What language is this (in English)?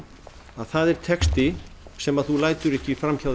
Icelandic